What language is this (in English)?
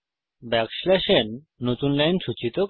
Bangla